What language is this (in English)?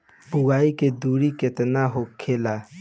Bhojpuri